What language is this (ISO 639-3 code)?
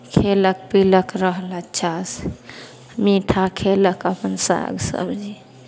mai